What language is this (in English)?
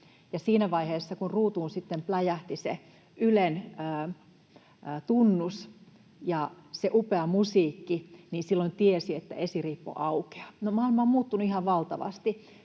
Finnish